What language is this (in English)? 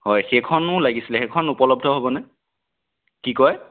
Assamese